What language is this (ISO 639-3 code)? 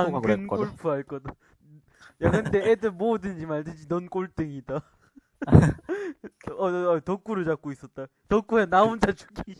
kor